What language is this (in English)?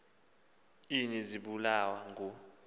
Xhosa